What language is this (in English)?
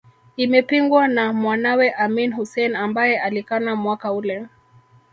Swahili